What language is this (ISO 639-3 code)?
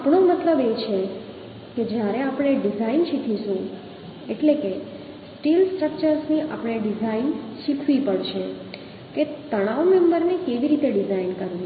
guj